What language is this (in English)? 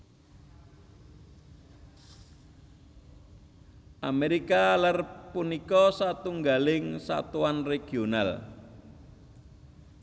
Javanese